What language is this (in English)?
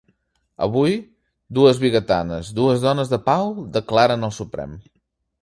Catalan